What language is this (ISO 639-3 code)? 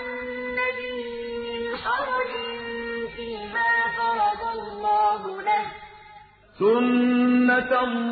ara